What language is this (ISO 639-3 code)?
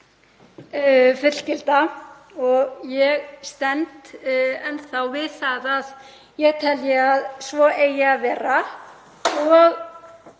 isl